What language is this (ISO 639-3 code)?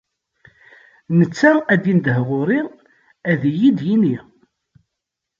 kab